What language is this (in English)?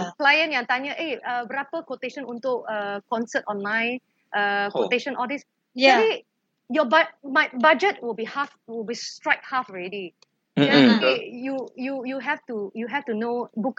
Malay